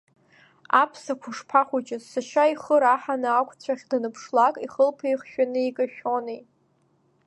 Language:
Abkhazian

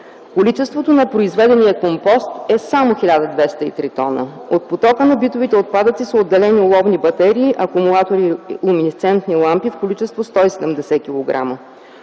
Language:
Bulgarian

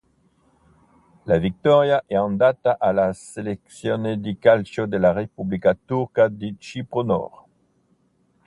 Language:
Italian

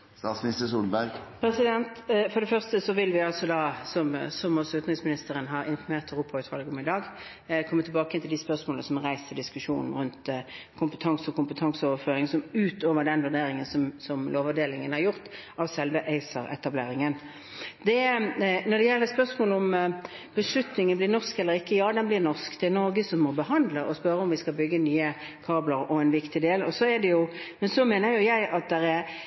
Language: Norwegian Bokmål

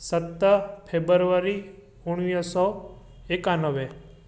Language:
Sindhi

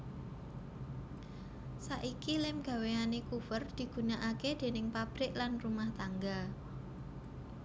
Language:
Javanese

